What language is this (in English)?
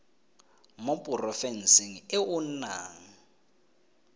Tswana